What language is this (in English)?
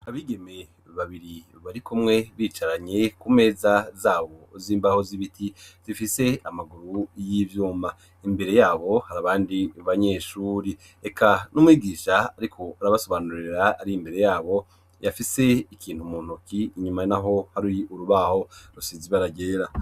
Rundi